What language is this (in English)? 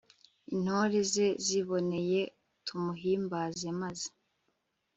Kinyarwanda